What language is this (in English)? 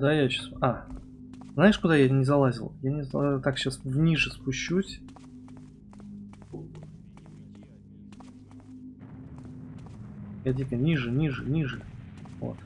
Russian